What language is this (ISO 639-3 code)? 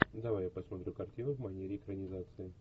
rus